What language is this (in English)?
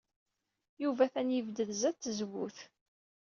Kabyle